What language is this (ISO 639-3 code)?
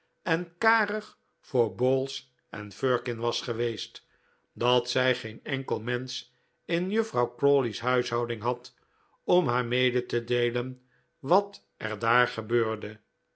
nld